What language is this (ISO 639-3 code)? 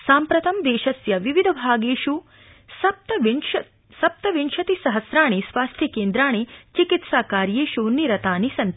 san